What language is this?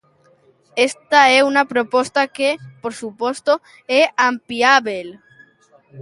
Galician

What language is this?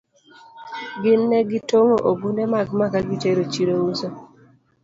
Luo (Kenya and Tanzania)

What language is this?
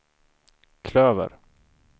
Swedish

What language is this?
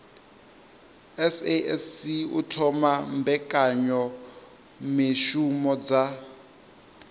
Venda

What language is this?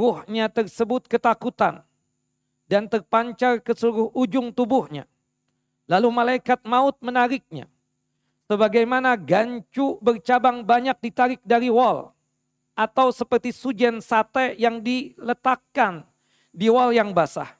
Indonesian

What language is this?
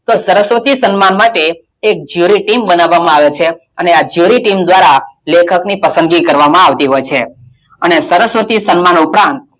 Gujarati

